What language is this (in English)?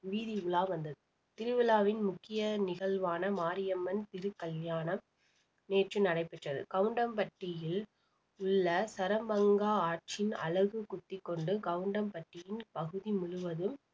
Tamil